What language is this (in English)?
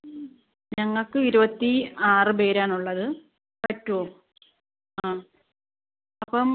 Malayalam